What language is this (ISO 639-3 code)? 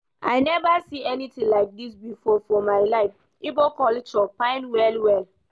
pcm